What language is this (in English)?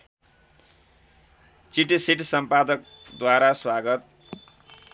Nepali